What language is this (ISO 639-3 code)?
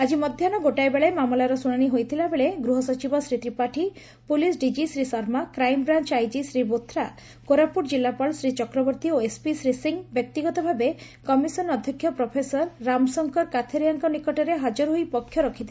ori